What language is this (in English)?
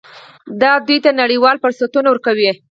Pashto